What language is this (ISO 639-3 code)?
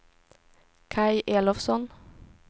swe